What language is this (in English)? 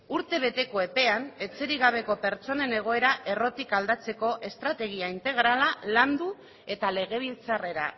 Basque